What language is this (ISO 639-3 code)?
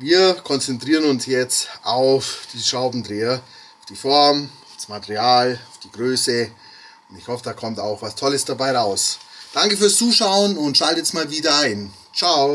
deu